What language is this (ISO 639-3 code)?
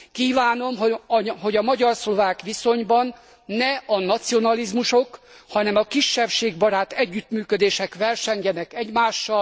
hun